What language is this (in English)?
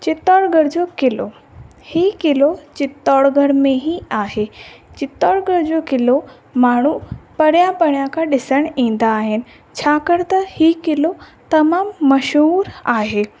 Sindhi